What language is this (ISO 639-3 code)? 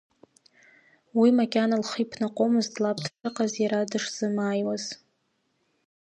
abk